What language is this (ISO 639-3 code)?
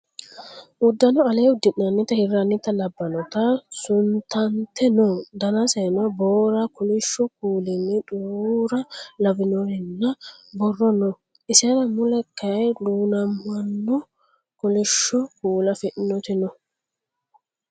sid